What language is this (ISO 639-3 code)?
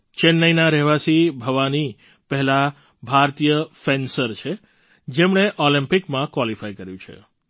guj